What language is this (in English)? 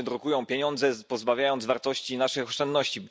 Polish